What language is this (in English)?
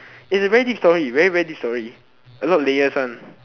English